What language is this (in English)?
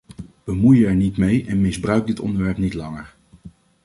Dutch